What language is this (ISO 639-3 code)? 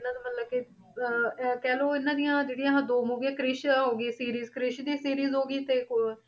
pan